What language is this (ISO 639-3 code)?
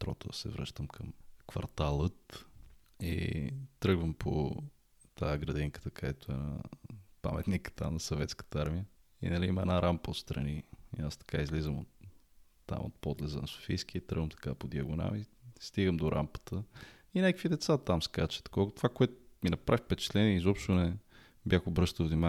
bul